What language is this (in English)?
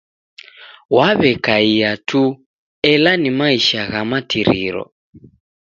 Taita